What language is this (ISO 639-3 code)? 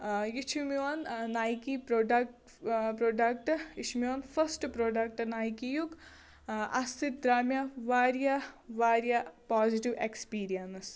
kas